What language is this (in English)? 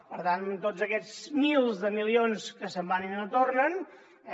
Catalan